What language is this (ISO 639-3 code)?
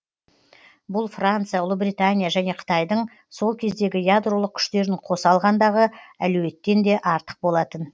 kaz